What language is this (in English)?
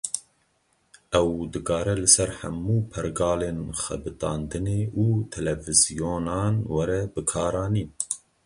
Kurdish